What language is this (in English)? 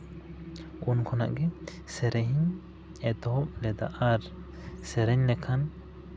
Santali